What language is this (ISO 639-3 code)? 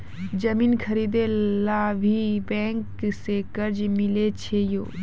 mai